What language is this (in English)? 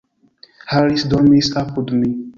Esperanto